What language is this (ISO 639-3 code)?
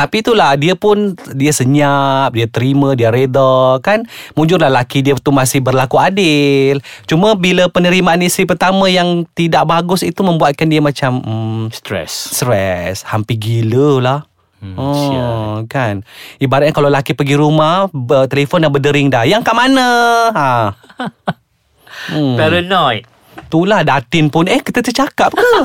msa